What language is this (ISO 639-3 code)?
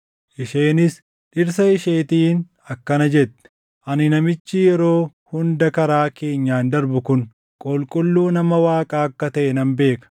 orm